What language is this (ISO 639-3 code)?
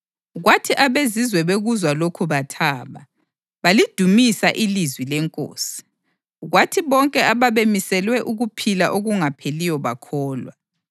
nde